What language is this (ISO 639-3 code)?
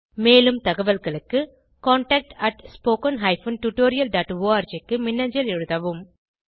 tam